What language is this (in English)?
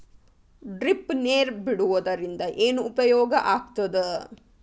Kannada